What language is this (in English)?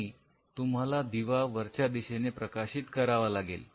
Marathi